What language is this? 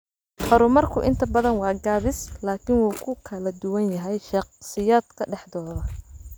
Somali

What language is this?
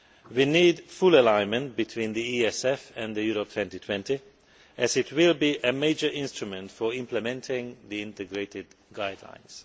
English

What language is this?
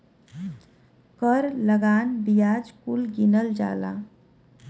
Bhojpuri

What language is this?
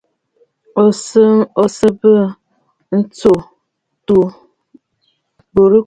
Bafut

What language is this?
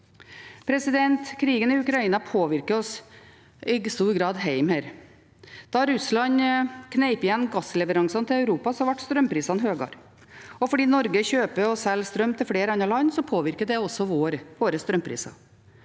Norwegian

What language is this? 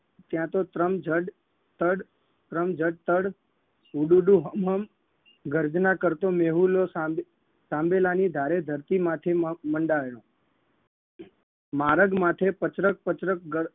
Gujarati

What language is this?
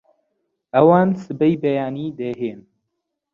Central Kurdish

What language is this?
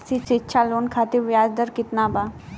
Bhojpuri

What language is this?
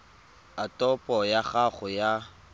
Tswana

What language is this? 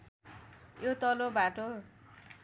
Nepali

